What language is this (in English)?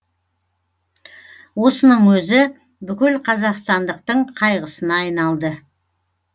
Kazakh